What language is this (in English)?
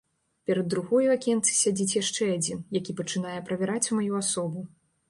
Belarusian